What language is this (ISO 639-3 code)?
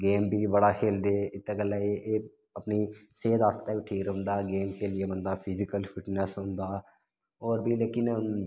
doi